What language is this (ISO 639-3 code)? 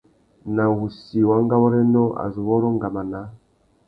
bag